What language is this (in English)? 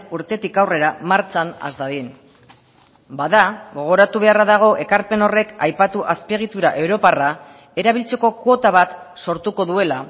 Basque